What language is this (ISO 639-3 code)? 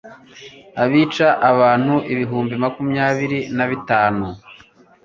kin